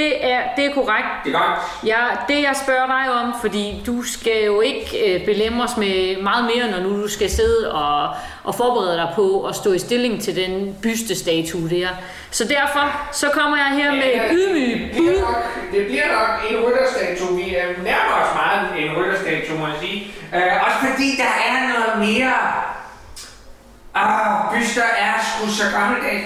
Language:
Danish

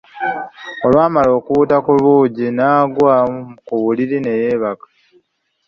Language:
Ganda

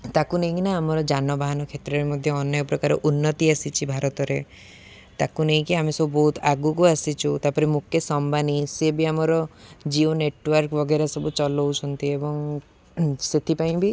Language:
Odia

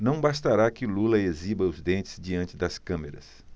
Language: Portuguese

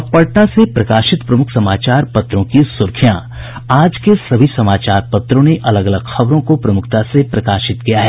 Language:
Hindi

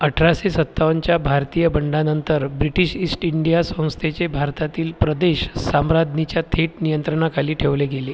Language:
Marathi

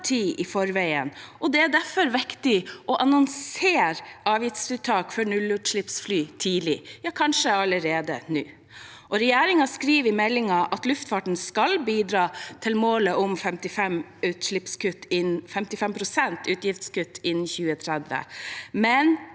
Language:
Norwegian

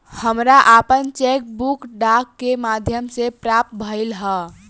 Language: Bhojpuri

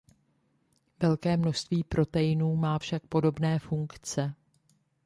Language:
Czech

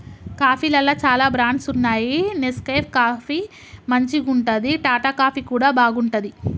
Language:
Telugu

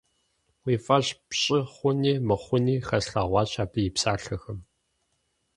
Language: Kabardian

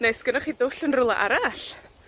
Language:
Welsh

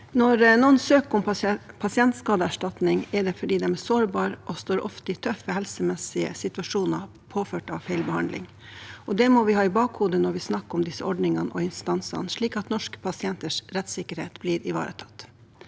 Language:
Norwegian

